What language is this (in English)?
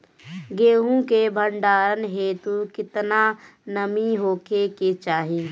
Bhojpuri